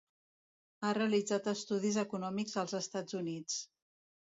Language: Catalan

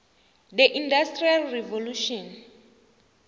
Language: South Ndebele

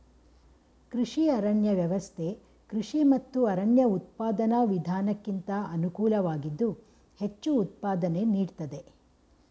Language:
Kannada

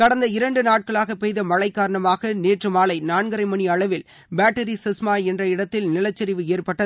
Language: Tamil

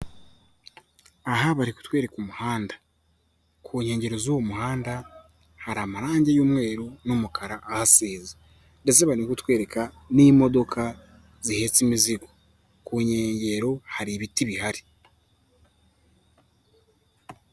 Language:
Kinyarwanda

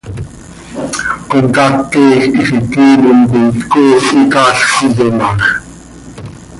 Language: Seri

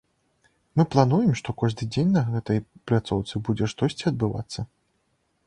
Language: Belarusian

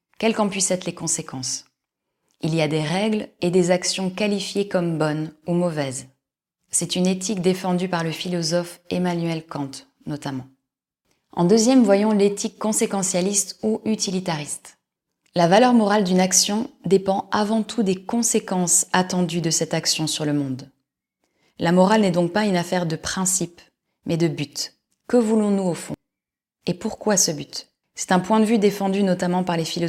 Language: French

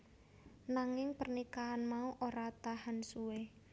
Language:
Javanese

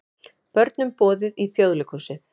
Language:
Icelandic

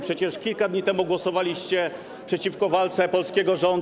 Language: Polish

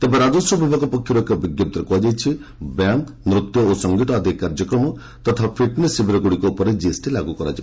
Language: Odia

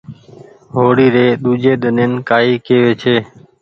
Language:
Goaria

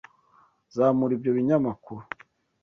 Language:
Kinyarwanda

